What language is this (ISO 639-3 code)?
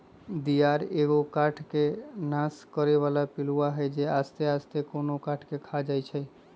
mag